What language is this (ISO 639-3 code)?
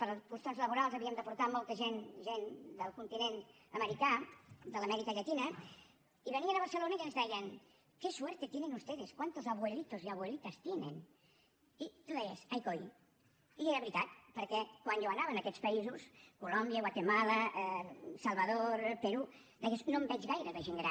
cat